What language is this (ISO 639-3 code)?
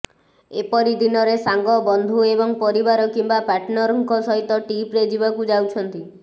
ori